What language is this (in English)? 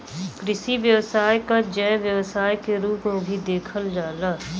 Bhojpuri